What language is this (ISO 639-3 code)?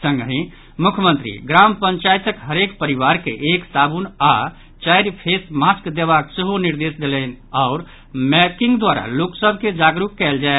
mai